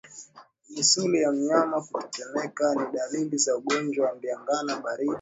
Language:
Swahili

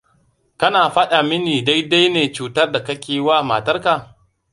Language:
Hausa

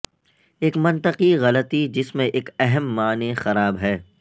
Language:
Urdu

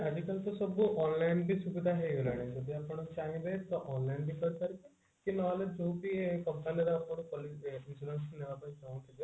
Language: Odia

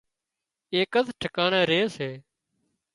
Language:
Wadiyara Koli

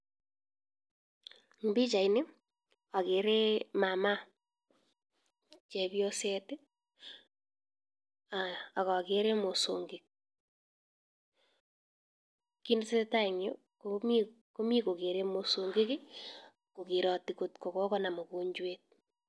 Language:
Kalenjin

